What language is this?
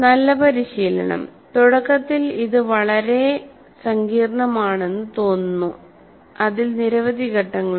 Malayalam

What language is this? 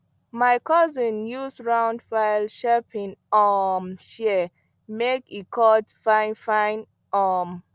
Nigerian Pidgin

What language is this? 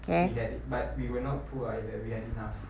English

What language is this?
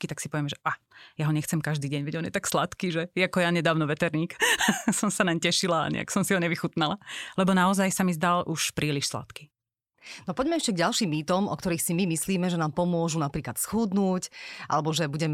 Slovak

